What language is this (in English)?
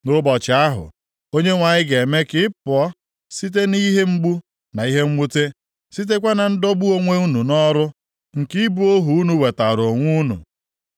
Igbo